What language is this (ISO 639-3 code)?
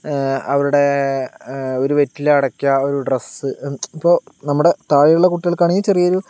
mal